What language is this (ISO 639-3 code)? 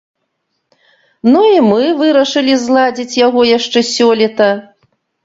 bel